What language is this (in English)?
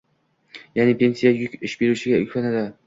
Uzbek